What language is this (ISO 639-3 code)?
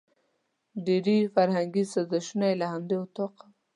pus